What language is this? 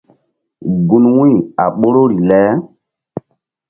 Mbum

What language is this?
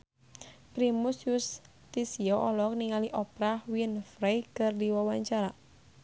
Sundanese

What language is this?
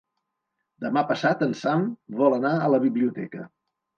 Catalan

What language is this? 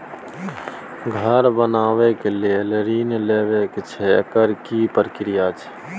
Maithili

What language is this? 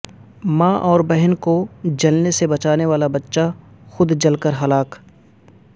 Urdu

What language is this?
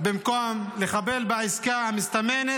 Hebrew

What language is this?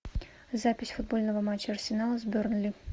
Russian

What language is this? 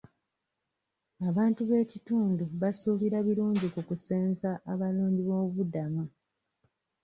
Ganda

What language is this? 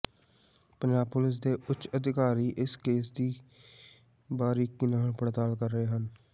Punjabi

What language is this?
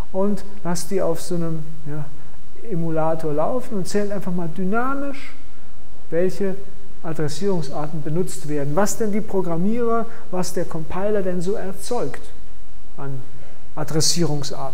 German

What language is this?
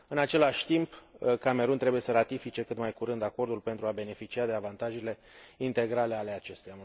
Romanian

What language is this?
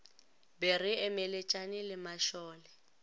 Northern Sotho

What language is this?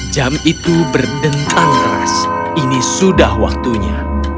Indonesian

